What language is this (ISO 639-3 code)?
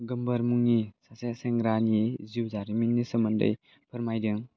brx